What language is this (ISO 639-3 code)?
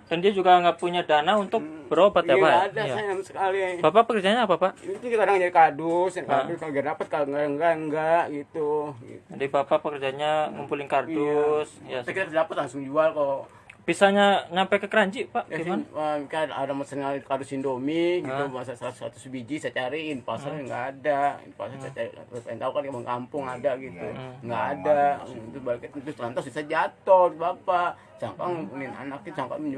ind